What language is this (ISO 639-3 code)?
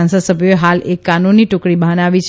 guj